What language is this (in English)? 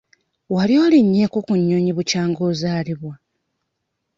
Ganda